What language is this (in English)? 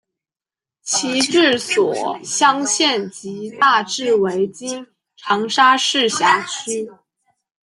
Chinese